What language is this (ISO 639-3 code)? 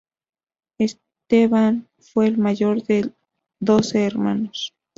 spa